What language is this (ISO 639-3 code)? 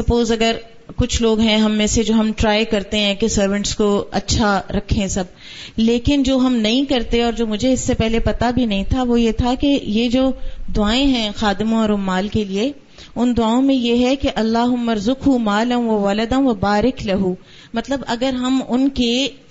urd